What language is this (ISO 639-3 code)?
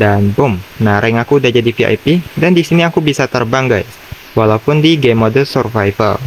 ind